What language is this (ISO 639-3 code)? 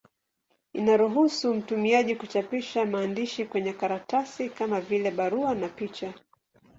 swa